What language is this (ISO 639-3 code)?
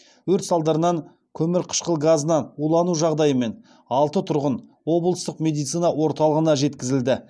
kaz